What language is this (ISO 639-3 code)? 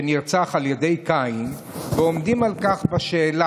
heb